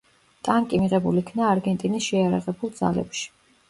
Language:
Georgian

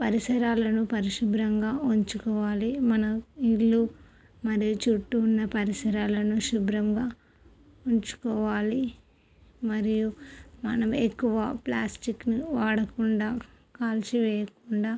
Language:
Telugu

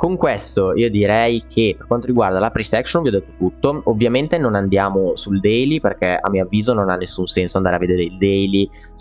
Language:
Italian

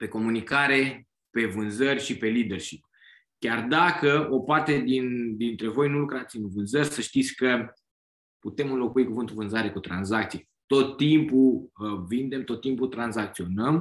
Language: Romanian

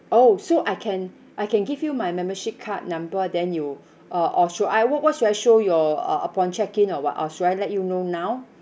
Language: English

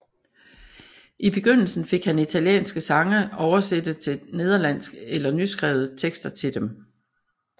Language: Danish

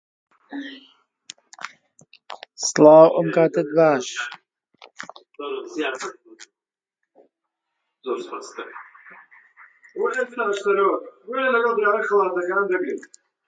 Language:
Central Kurdish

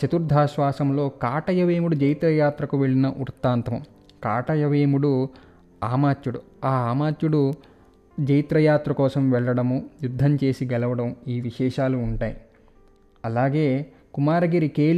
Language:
Telugu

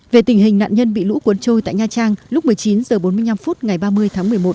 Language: Vietnamese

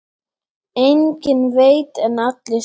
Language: Icelandic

